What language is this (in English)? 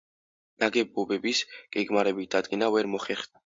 Georgian